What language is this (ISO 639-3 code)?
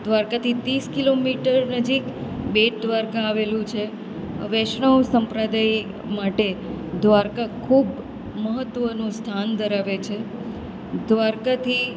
guj